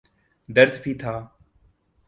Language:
Urdu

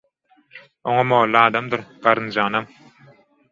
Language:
Turkmen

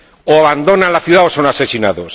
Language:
Spanish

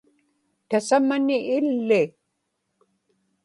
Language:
Inupiaq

